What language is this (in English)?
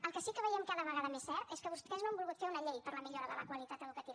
Catalan